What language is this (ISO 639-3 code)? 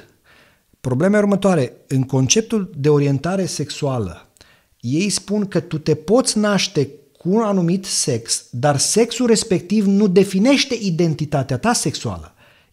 ron